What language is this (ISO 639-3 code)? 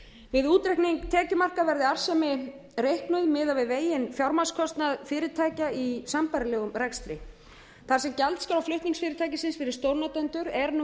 isl